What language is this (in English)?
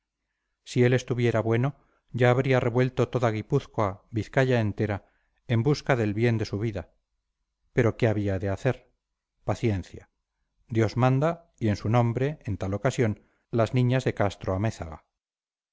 Spanish